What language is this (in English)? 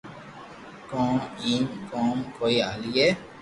Loarki